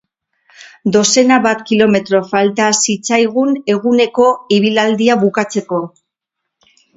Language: Basque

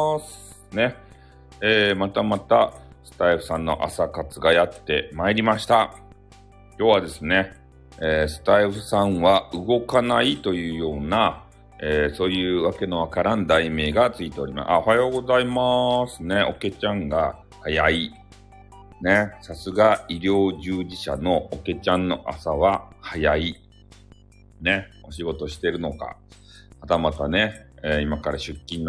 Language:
Japanese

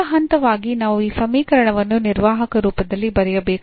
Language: Kannada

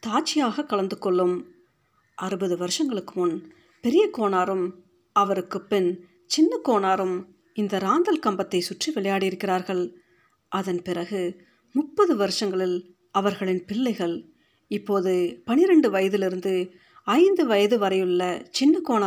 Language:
Tamil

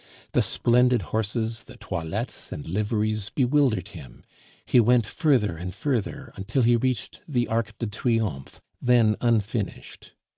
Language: English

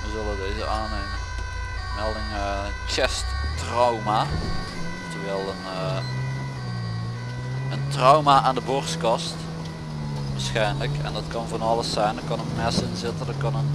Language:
Dutch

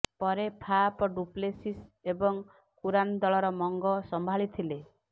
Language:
Odia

